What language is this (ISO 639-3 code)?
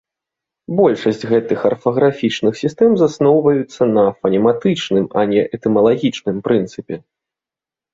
bel